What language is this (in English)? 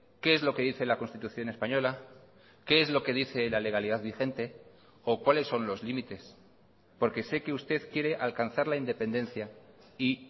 Spanish